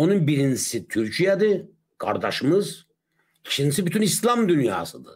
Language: Turkish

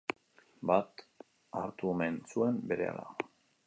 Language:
Basque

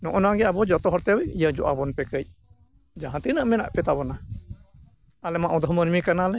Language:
Santali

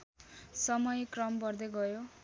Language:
Nepali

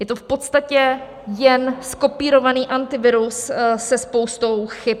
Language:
Czech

